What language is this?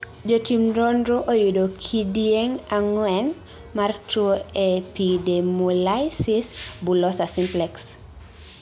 Luo (Kenya and Tanzania)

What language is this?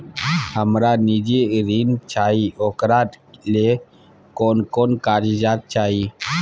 Maithili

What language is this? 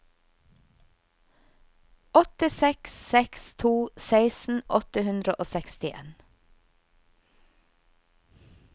Norwegian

